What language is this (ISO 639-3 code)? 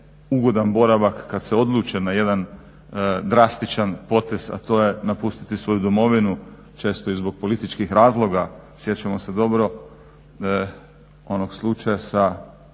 hrv